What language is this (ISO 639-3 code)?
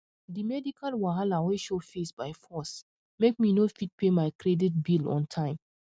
pcm